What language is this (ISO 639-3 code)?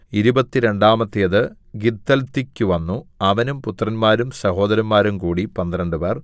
mal